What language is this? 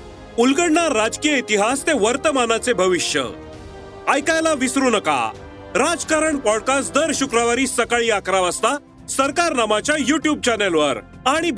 Marathi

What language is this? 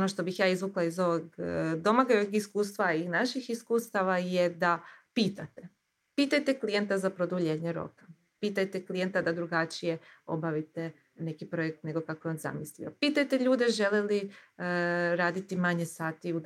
Croatian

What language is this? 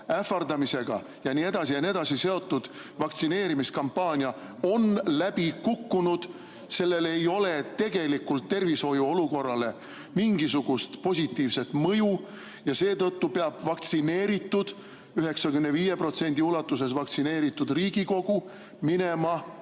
Estonian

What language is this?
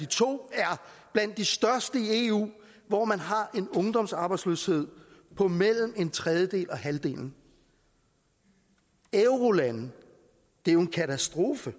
Danish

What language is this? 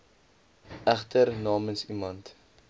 Afrikaans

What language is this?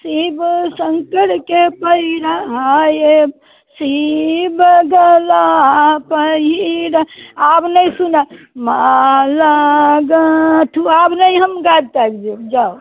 Maithili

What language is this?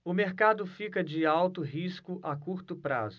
Portuguese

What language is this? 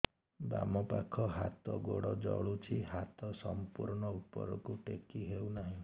Odia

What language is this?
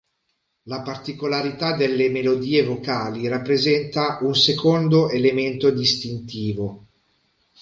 Italian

